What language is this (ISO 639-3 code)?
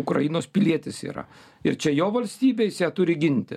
lit